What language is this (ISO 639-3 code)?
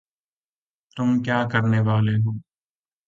urd